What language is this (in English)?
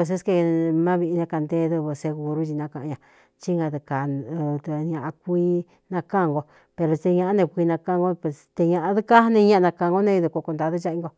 Cuyamecalco Mixtec